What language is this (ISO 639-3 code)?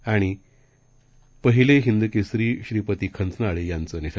mar